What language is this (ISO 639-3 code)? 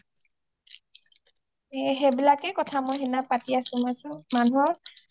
asm